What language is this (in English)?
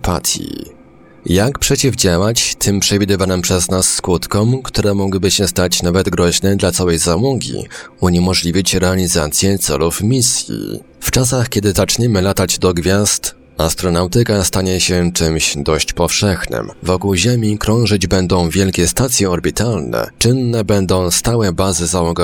Polish